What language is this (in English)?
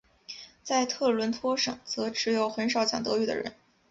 Chinese